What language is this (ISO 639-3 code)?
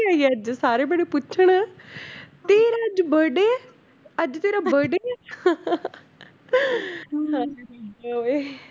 pan